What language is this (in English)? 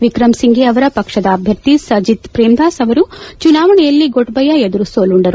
Kannada